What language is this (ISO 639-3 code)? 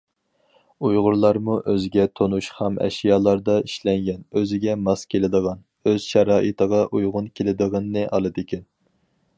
uig